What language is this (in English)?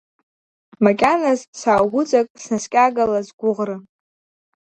Abkhazian